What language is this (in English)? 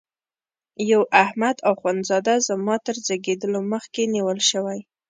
Pashto